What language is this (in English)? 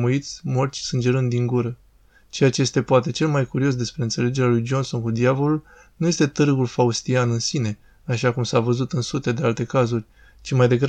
Romanian